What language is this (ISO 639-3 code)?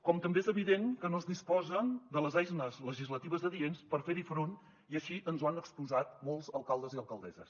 cat